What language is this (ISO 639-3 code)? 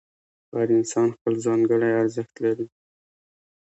pus